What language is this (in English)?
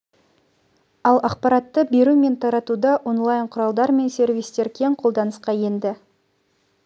Kazakh